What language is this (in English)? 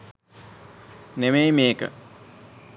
Sinhala